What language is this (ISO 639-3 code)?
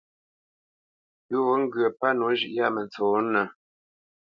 bce